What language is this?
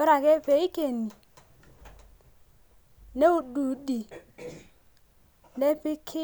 Masai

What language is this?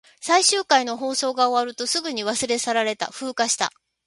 Japanese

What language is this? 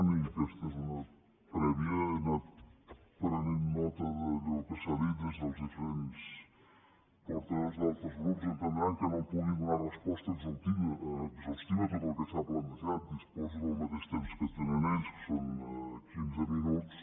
Catalan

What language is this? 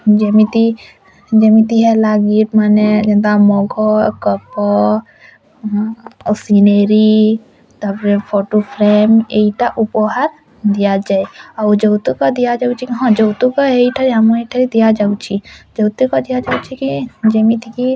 Odia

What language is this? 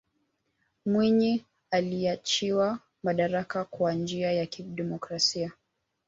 Swahili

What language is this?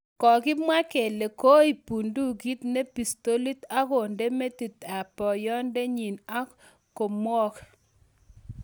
Kalenjin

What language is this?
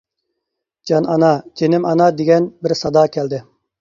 Uyghur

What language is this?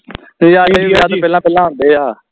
Punjabi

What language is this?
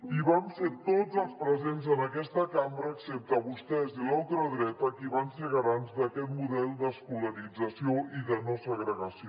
Catalan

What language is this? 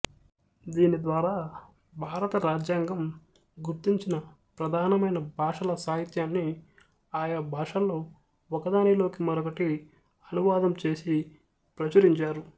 Telugu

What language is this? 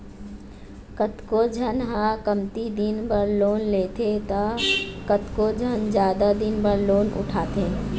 Chhattisgarhi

